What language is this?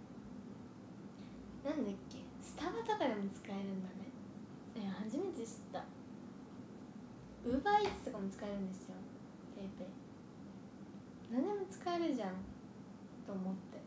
Japanese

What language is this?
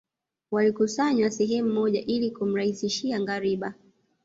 Swahili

